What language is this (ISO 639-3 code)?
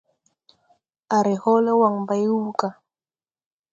tui